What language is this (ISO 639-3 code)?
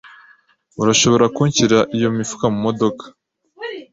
kin